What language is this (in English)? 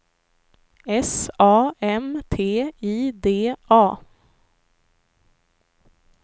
Swedish